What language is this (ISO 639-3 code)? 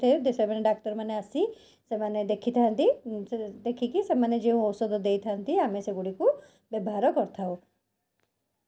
ori